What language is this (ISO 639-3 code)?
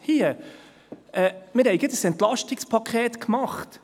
gsw